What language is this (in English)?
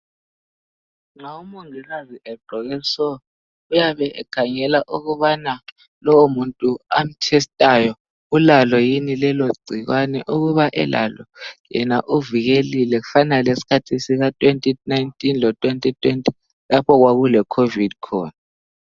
North Ndebele